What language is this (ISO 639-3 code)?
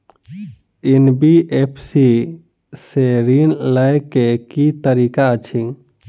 mai